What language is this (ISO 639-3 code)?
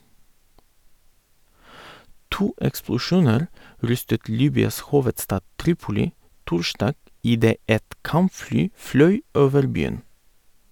nor